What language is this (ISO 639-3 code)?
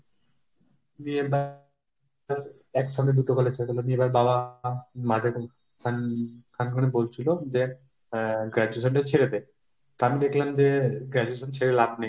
ben